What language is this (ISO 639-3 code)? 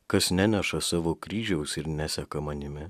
lit